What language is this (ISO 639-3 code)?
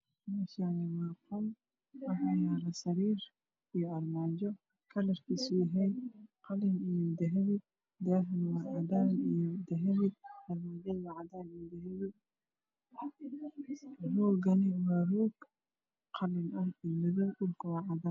som